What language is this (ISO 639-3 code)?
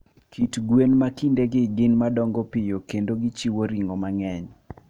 luo